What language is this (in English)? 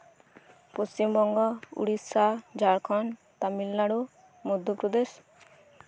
Santali